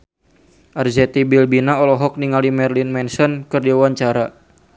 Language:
Sundanese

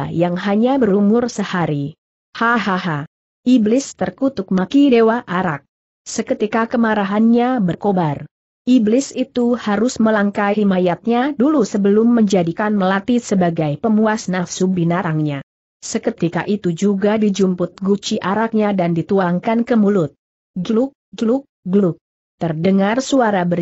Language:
Indonesian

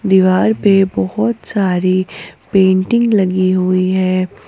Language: Hindi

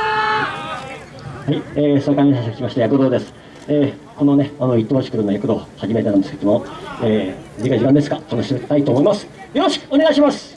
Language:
Japanese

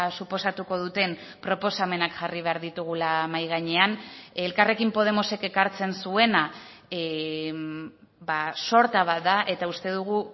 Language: Basque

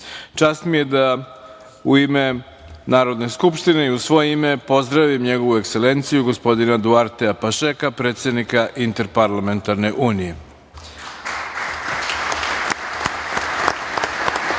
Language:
Serbian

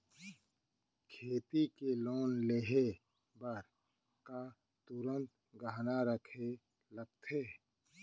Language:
Chhattisgarhi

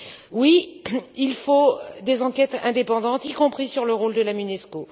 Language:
French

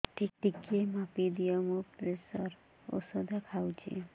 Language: Odia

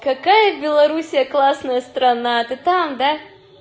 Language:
Russian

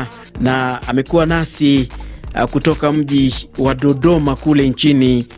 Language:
Swahili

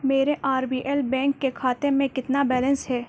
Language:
Urdu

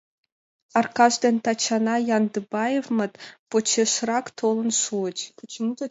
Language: Mari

